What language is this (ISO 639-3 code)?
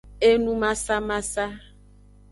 ajg